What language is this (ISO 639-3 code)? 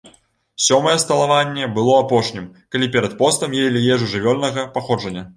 bel